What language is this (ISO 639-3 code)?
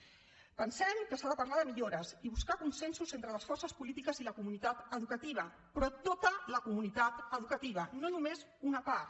cat